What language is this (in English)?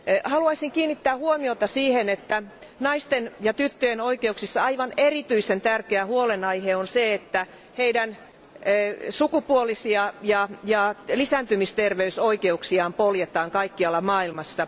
Finnish